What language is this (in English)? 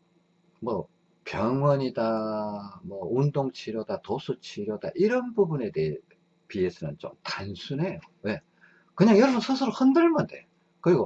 Korean